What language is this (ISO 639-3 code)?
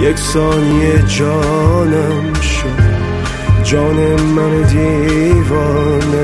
fas